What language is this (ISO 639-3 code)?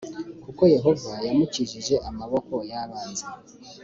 kin